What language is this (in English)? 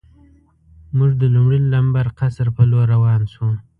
Pashto